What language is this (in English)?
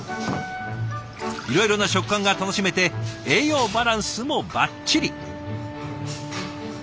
Japanese